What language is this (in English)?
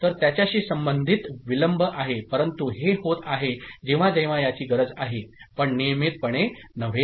Marathi